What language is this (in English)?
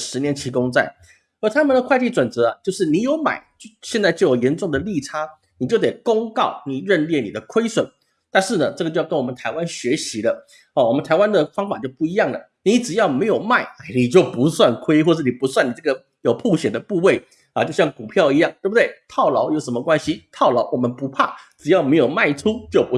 Chinese